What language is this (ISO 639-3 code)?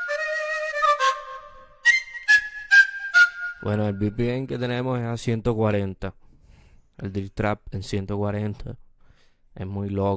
spa